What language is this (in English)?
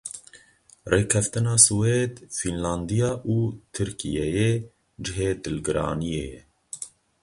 Kurdish